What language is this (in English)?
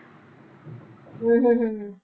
Punjabi